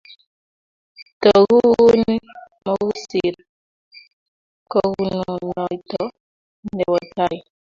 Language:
Kalenjin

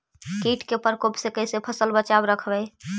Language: Magahi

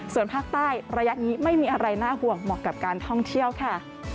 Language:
Thai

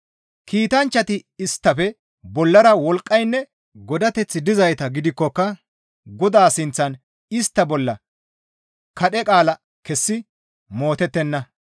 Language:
Gamo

